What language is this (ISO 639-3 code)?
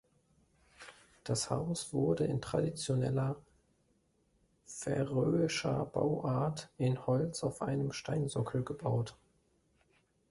deu